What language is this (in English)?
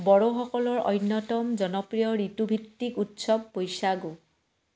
Assamese